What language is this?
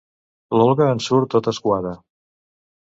Catalan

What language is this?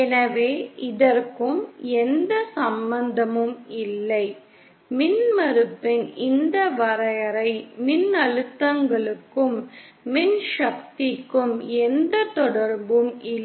Tamil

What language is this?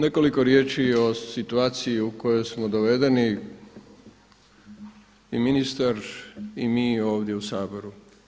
Croatian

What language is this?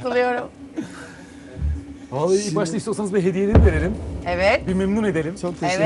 Turkish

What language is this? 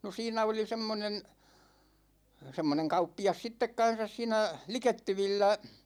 Finnish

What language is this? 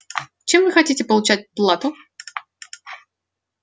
Russian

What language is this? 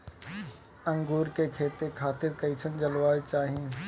Bhojpuri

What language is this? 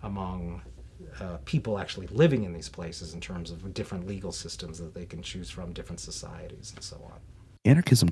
English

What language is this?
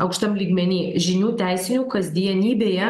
Lithuanian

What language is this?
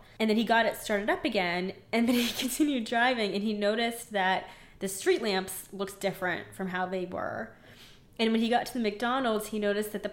English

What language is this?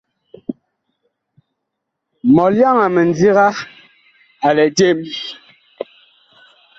Bakoko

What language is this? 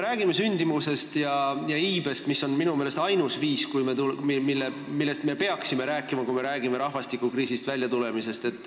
Estonian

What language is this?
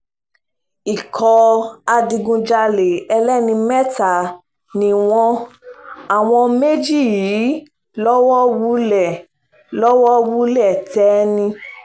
Yoruba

